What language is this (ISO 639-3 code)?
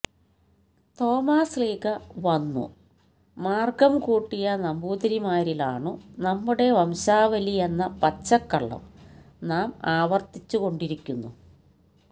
mal